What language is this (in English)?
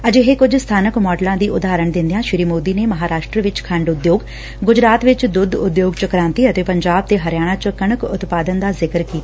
Punjabi